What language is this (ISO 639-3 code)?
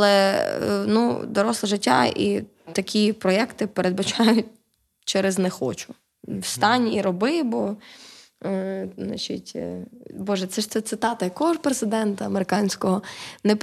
ukr